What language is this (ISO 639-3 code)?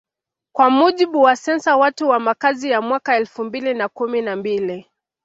swa